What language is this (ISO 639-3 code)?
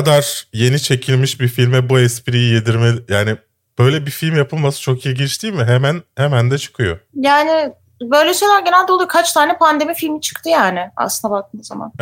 tur